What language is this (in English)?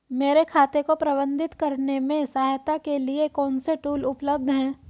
Hindi